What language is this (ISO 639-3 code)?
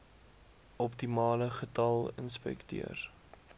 afr